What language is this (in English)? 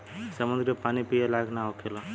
Bhojpuri